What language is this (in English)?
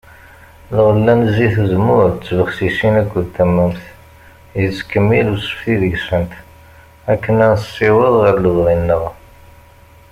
Kabyle